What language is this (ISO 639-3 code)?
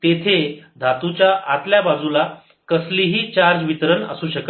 mar